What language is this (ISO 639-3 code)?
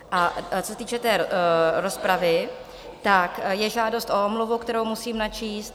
ces